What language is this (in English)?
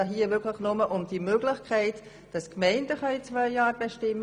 Swiss German